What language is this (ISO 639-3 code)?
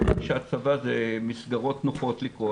heb